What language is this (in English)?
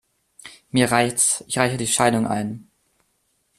German